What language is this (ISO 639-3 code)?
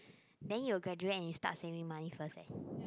eng